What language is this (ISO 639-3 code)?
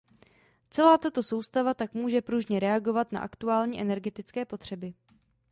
ces